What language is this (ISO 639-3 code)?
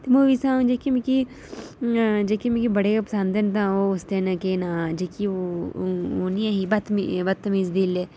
doi